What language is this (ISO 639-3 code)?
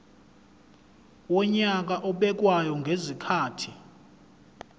zul